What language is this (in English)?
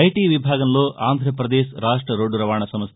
Telugu